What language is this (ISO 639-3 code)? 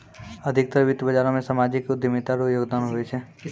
mai